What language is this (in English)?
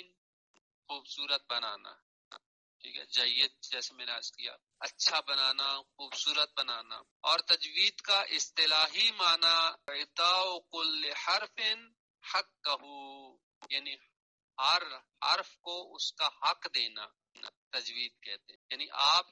Arabic